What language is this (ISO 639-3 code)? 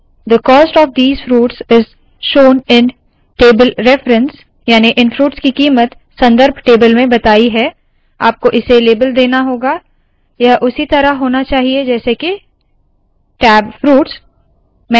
hin